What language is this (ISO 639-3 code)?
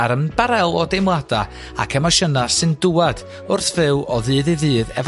cym